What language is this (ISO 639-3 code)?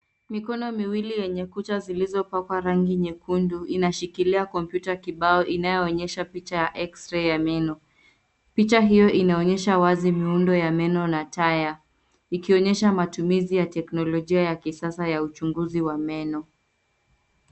swa